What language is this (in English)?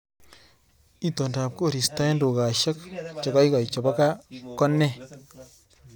Kalenjin